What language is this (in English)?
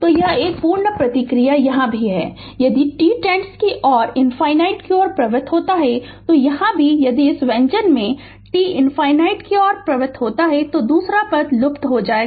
Hindi